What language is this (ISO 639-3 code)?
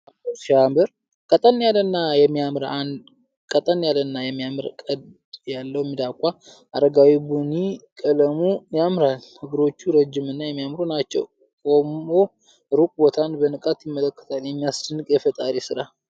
amh